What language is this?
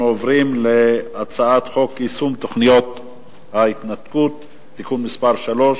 Hebrew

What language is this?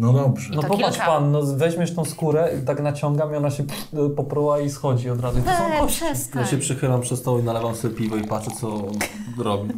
Polish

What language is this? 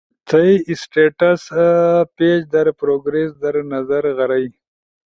Ushojo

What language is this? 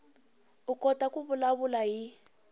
Tsonga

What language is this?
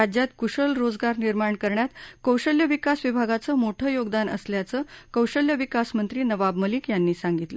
Marathi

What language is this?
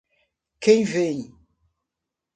Portuguese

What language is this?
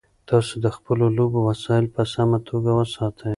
Pashto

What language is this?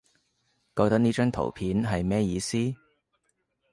Cantonese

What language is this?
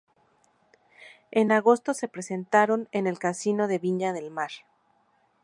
Spanish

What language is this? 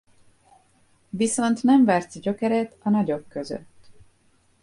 Hungarian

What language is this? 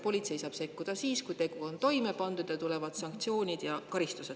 Estonian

